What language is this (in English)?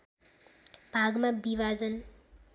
Nepali